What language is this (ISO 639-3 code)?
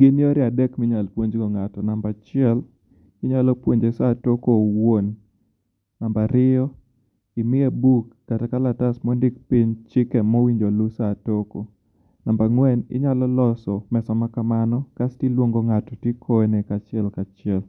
luo